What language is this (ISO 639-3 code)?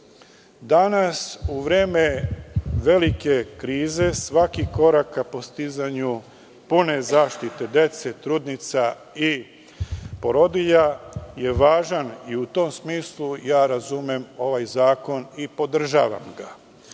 srp